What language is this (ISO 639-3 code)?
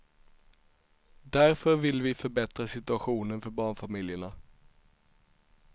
swe